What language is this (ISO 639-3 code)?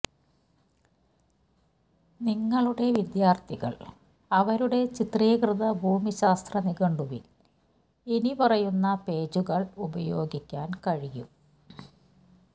mal